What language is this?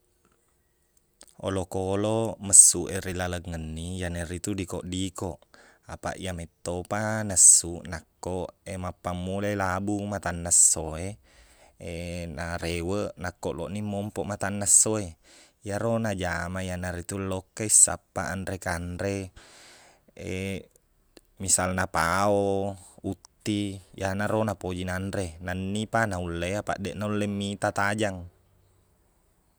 Buginese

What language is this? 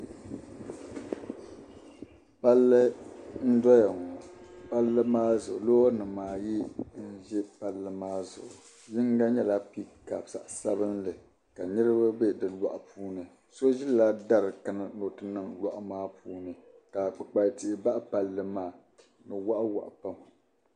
Dagbani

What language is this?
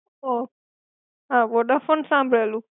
Gujarati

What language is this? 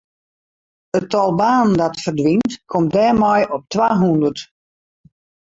Western Frisian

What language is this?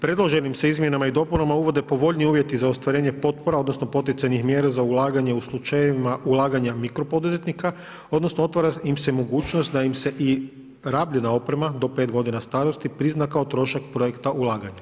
Croatian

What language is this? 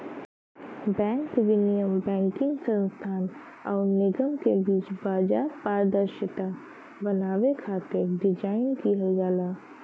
Bhojpuri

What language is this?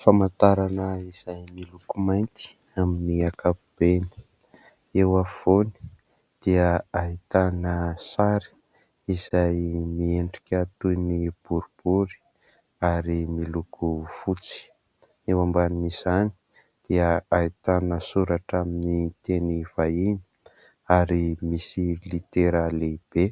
Malagasy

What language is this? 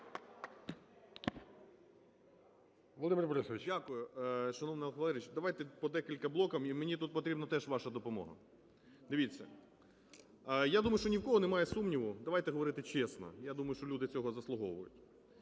Ukrainian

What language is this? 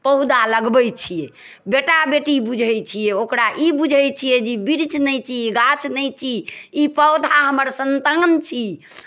Maithili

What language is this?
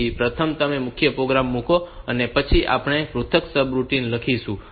Gujarati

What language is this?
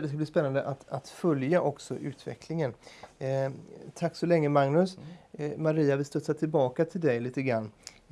Swedish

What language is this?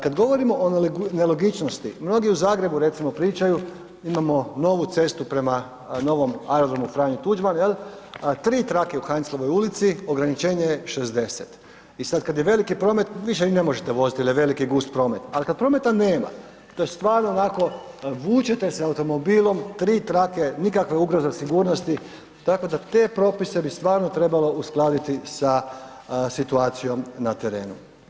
Croatian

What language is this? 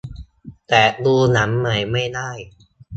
Thai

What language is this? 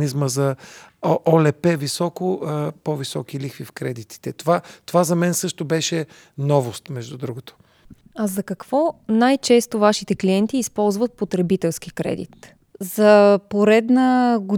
Bulgarian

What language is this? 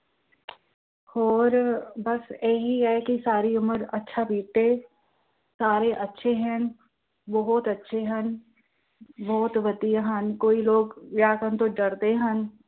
Punjabi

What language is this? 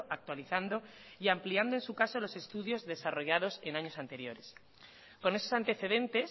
Spanish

